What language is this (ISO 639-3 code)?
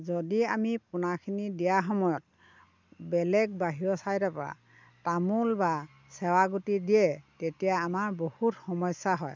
asm